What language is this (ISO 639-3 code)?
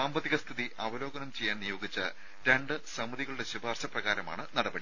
mal